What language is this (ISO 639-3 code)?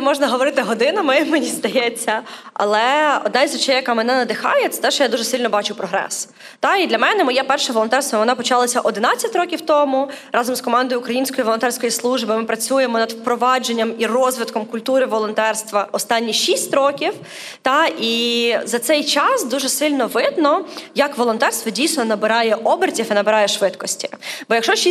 ukr